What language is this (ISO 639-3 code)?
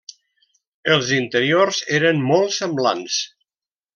cat